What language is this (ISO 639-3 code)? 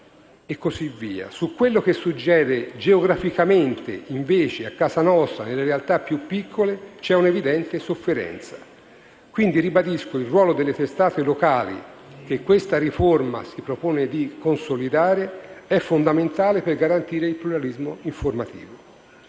ita